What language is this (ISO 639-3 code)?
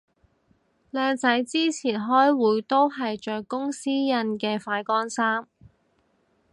yue